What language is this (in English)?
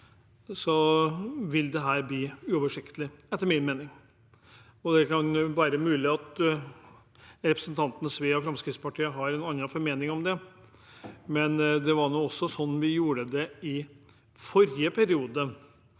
Norwegian